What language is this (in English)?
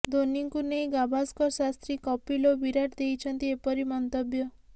Odia